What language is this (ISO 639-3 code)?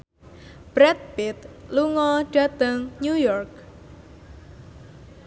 jav